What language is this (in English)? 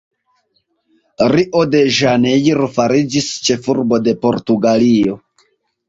Esperanto